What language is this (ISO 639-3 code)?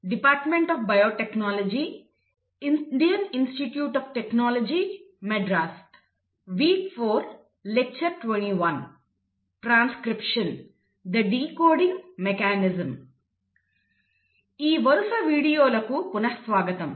tel